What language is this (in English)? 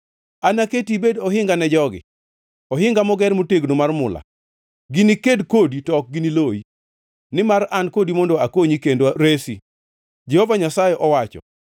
Luo (Kenya and Tanzania)